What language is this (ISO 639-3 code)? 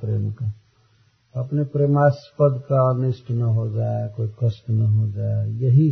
hin